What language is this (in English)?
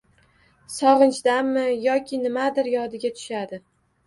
Uzbek